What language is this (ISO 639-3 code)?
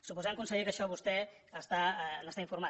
cat